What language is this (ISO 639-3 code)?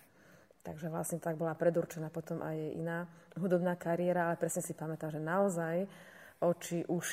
slk